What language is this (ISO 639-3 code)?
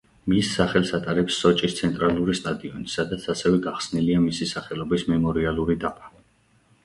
kat